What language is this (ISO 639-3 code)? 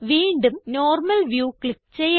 mal